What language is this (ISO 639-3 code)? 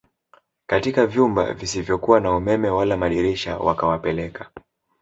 swa